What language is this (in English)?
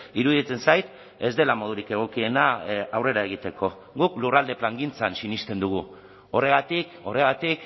Basque